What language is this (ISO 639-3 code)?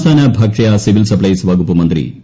mal